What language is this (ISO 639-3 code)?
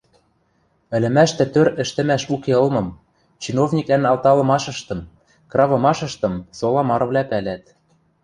mrj